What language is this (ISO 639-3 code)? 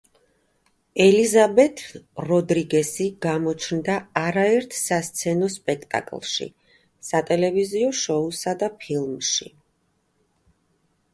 kat